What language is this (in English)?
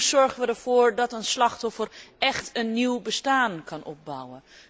Dutch